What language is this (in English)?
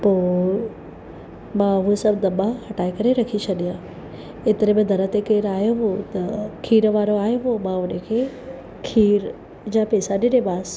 Sindhi